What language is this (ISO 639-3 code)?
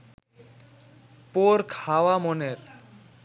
ben